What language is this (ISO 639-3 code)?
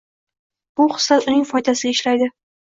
uzb